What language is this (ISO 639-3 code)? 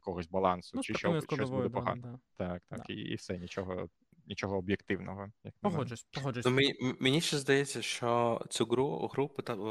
ukr